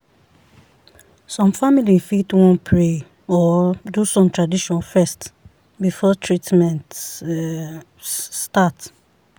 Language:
Nigerian Pidgin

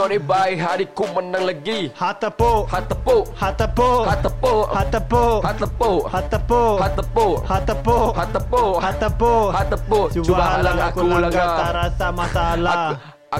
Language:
Malay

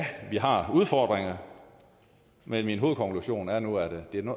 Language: Danish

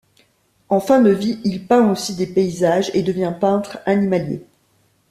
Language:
French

